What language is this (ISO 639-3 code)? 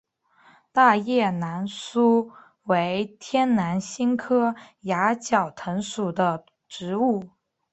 zho